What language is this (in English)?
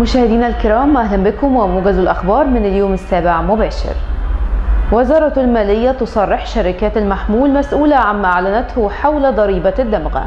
Arabic